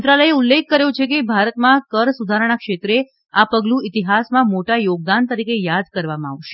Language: Gujarati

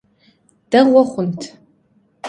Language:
Kabardian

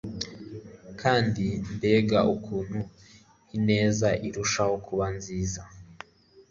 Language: Kinyarwanda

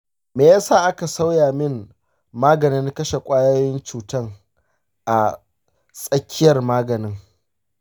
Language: Hausa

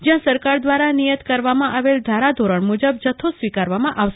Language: Gujarati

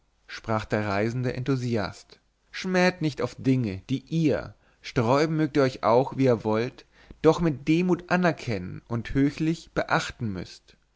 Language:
German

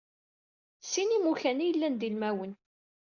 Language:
Kabyle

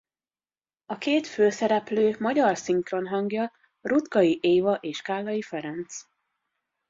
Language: Hungarian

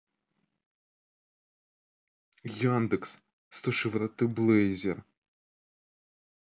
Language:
Russian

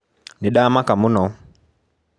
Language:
Kikuyu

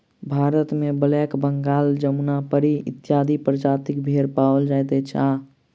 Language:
Maithili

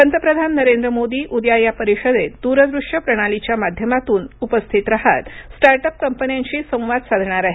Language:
Marathi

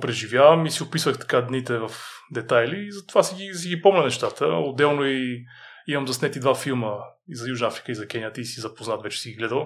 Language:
Bulgarian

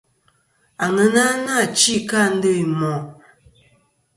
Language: Kom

